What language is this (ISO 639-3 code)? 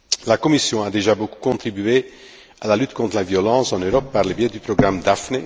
fra